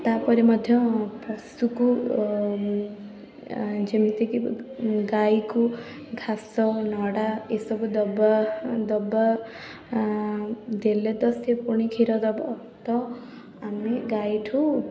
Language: Odia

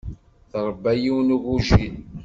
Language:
Kabyle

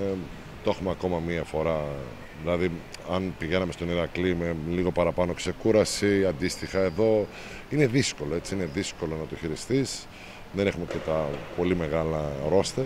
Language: Greek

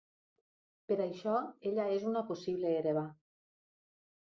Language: Catalan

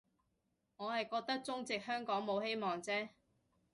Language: Cantonese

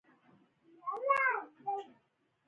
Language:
Pashto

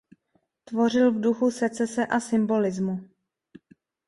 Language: Czech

